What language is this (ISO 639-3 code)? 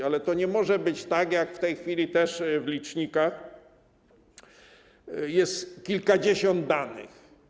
pol